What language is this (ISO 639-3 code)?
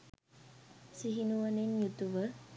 sin